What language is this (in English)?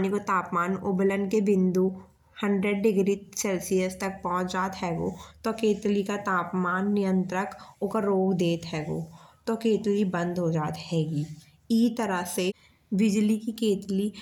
Bundeli